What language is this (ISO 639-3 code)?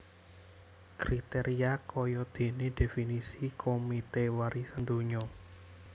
jav